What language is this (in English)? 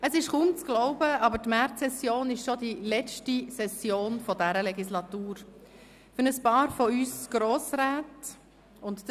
Swiss German